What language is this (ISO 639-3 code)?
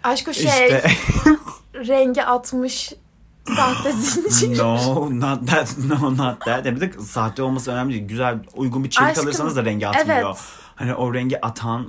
tur